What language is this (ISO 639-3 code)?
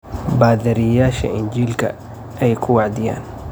som